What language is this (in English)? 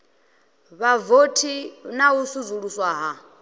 Venda